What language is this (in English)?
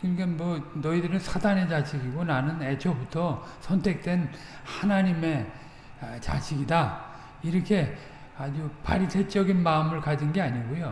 Korean